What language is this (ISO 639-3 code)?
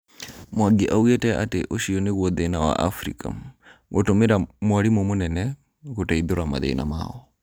kik